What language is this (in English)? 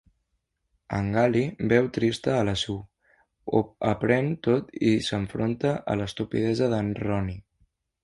Catalan